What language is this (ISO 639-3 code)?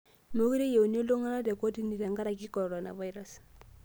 mas